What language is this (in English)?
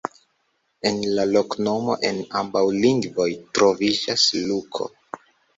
Esperanto